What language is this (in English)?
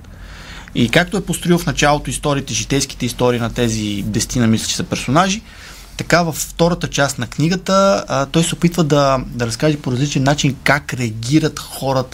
Bulgarian